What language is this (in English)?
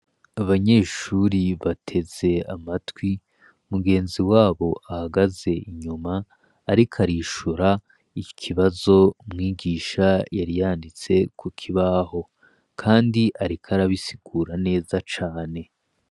Rundi